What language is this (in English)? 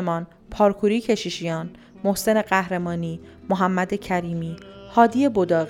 Persian